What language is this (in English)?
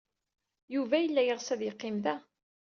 Kabyle